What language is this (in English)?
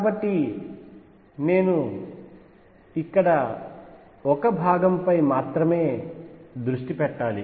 Telugu